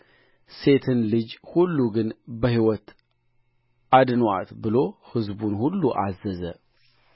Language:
Amharic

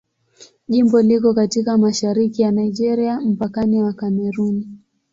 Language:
Swahili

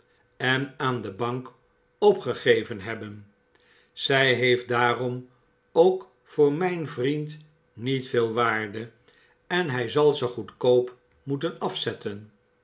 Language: Dutch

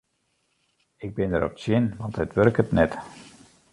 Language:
Western Frisian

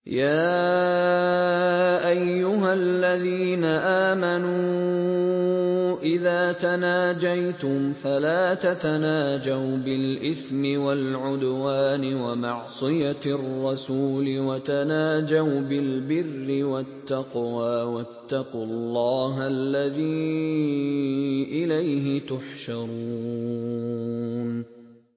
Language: Arabic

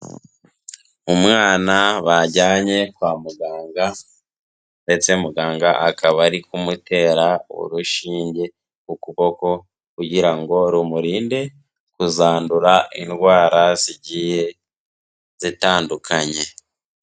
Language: Kinyarwanda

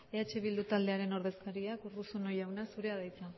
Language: Basque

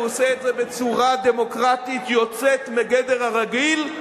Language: Hebrew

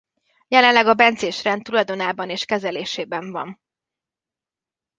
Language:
Hungarian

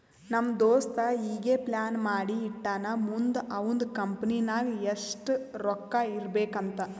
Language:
Kannada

